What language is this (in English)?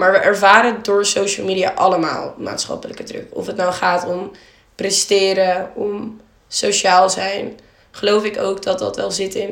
Dutch